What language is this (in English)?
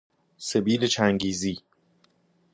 Persian